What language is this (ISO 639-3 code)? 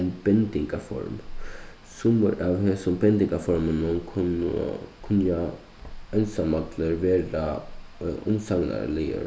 fao